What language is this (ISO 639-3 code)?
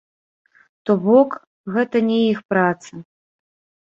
bel